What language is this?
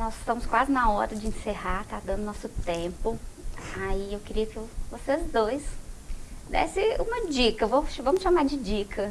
Portuguese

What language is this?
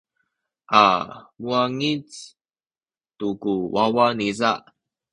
Sakizaya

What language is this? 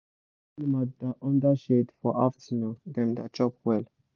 Nigerian Pidgin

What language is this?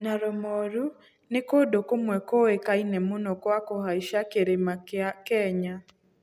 Kikuyu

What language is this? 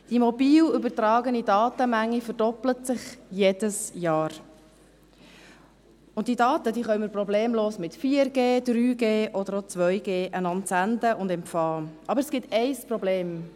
Swiss German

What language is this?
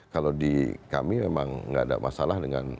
Indonesian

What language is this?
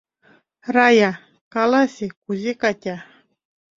Mari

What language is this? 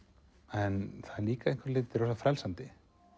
Icelandic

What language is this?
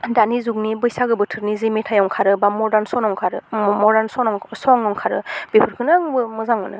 Bodo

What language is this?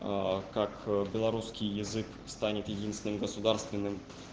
Russian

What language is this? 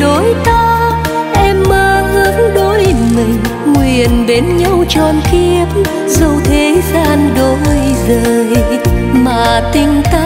Vietnamese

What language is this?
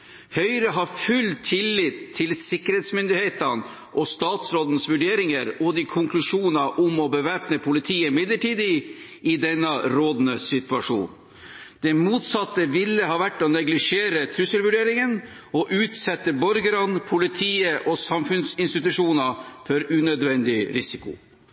Norwegian Bokmål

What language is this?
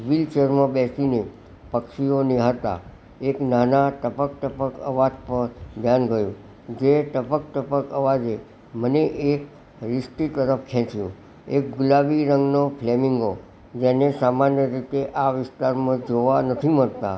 Gujarati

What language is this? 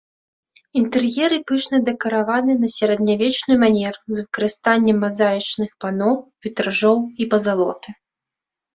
Belarusian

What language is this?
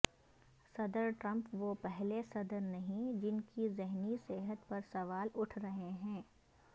Urdu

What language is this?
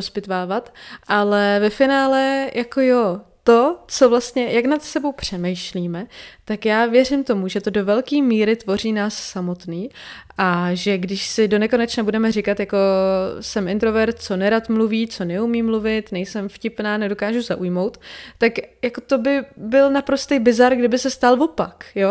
Czech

